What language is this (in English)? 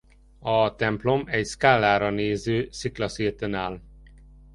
Hungarian